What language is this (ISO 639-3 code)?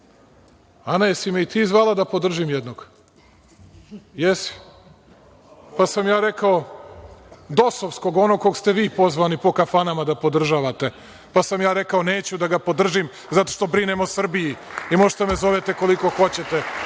srp